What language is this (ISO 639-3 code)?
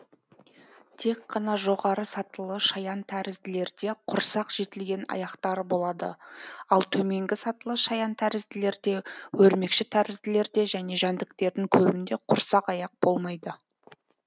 kaz